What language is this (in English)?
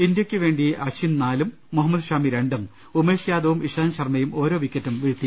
Malayalam